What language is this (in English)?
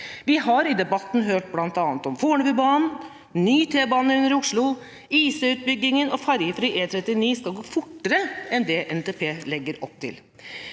Norwegian